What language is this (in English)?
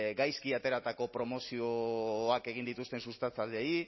Basque